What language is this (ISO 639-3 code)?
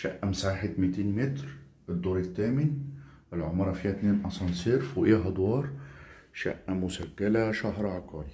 ara